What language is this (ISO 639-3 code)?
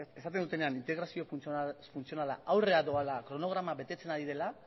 eus